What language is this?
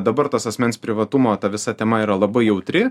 Lithuanian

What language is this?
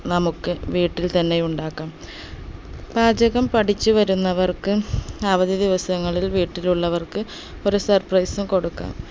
Malayalam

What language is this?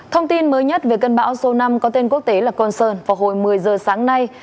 Vietnamese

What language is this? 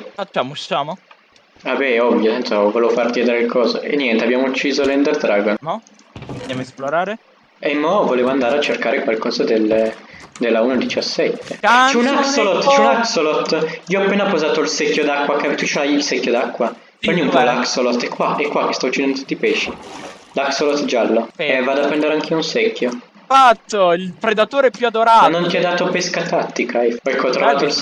Italian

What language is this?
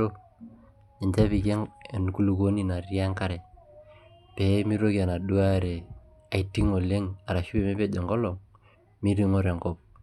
Masai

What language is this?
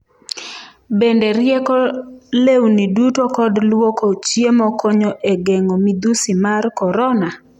Luo (Kenya and Tanzania)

